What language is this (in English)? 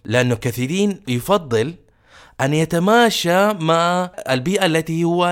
Arabic